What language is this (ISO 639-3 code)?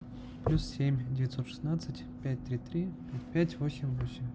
rus